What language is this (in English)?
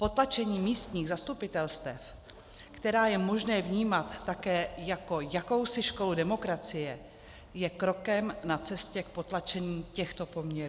Czech